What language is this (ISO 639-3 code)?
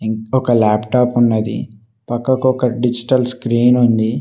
tel